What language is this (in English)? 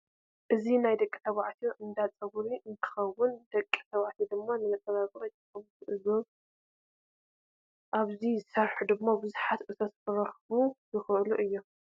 Tigrinya